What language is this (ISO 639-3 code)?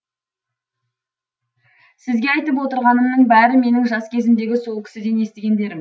kaz